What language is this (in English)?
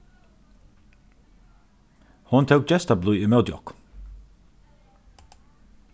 Faroese